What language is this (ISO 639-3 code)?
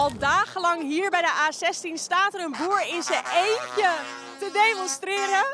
nld